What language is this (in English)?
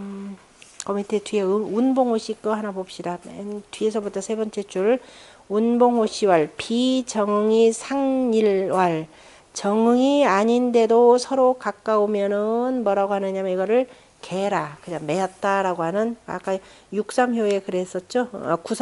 Korean